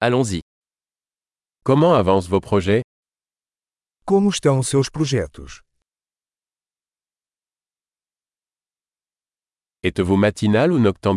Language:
French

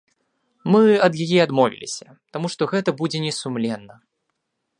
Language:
Belarusian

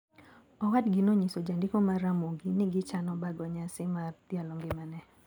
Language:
Luo (Kenya and Tanzania)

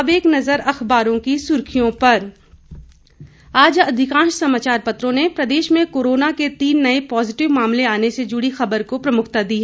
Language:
Hindi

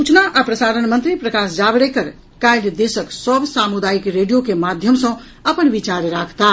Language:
Maithili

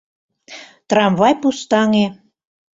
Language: Mari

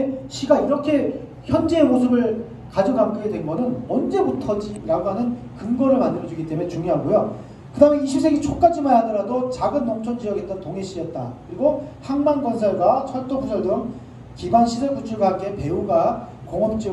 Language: Korean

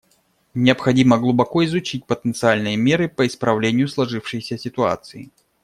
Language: Russian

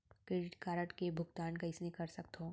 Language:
Chhattisgarhi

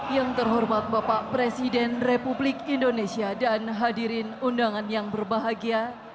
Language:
Indonesian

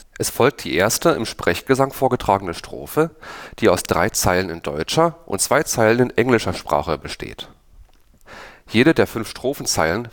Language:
German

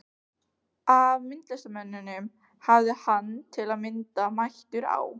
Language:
Icelandic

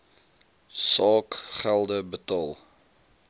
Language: Afrikaans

